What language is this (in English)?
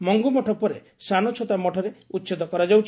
Odia